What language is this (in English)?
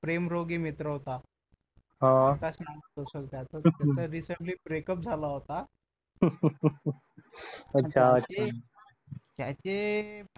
Marathi